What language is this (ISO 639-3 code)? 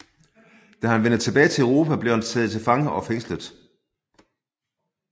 dan